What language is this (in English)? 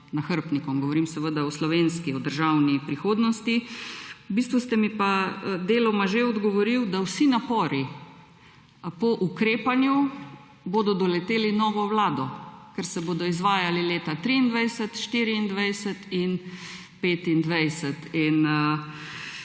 Slovenian